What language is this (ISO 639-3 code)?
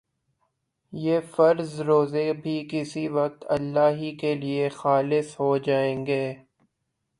urd